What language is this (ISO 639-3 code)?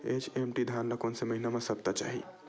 hne